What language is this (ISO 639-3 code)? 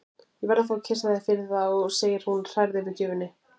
isl